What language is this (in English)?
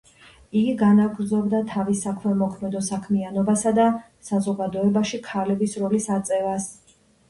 Georgian